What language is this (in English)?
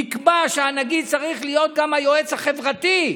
Hebrew